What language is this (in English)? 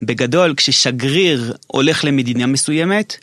Hebrew